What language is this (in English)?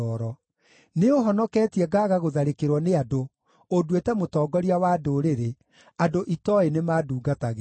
Kikuyu